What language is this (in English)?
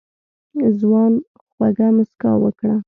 Pashto